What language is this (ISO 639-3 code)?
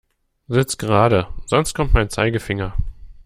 deu